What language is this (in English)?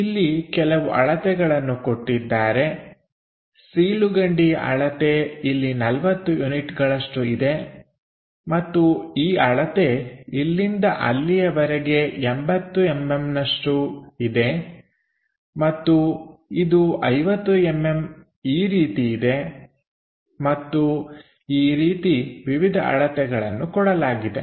Kannada